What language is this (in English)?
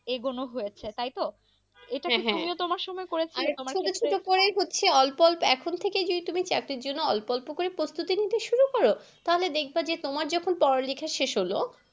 Bangla